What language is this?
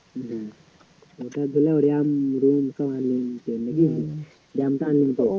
Bangla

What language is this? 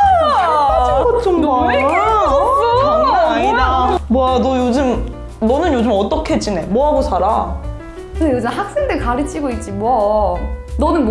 Korean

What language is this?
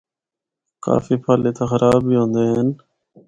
Northern Hindko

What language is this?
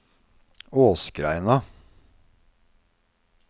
Norwegian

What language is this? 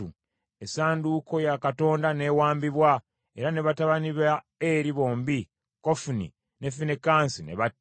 Ganda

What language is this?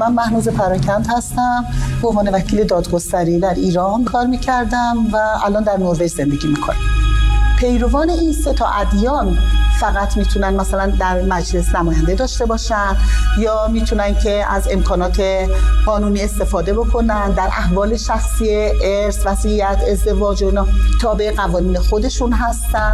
Persian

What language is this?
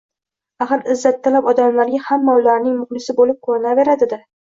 Uzbek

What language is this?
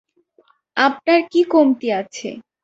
Bangla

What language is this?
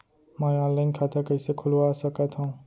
Chhattisgarhi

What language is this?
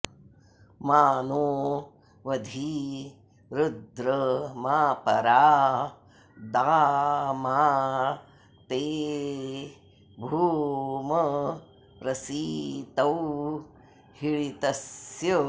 Sanskrit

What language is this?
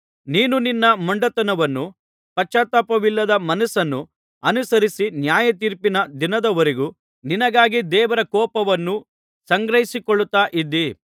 Kannada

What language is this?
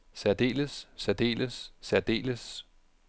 Danish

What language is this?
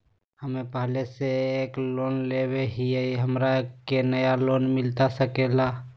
Magahi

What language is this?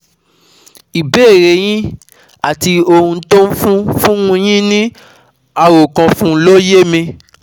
Yoruba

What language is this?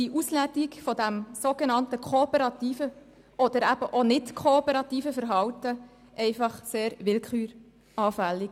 Swiss German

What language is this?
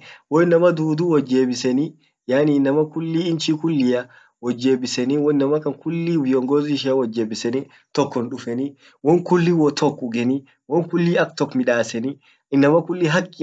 Orma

